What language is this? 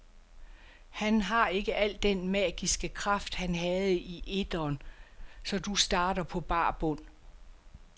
Danish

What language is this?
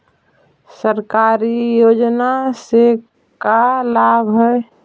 Magahi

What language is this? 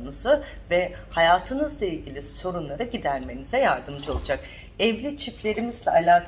Turkish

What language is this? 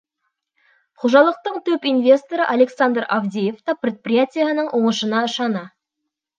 Bashkir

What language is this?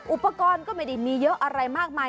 Thai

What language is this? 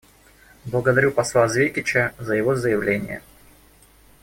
Russian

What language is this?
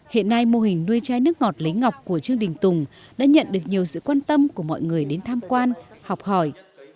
Vietnamese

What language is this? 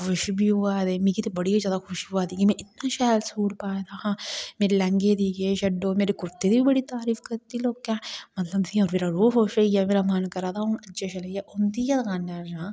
Dogri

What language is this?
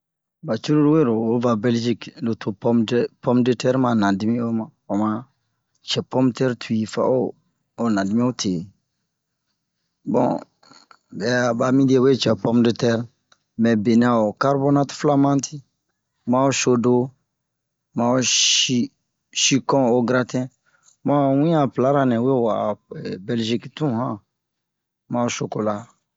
Bomu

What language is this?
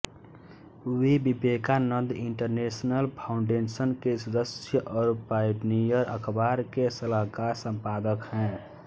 Hindi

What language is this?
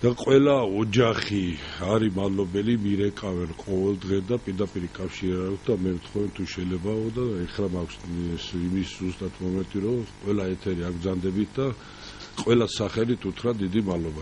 Hebrew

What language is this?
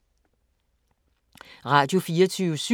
Danish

